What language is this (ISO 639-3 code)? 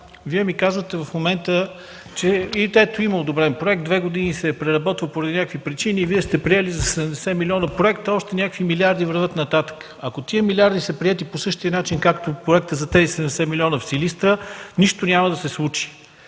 bul